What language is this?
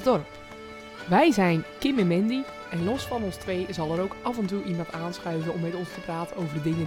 Dutch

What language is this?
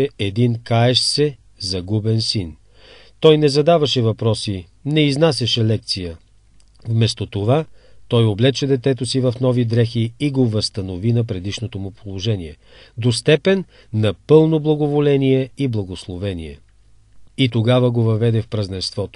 Bulgarian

